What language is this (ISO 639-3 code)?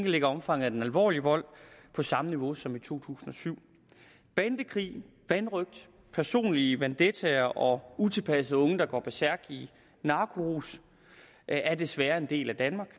dan